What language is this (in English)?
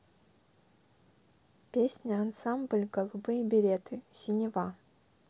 Russian